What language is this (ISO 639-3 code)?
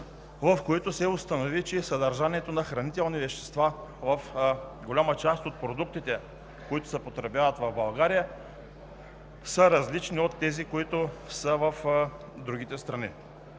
bul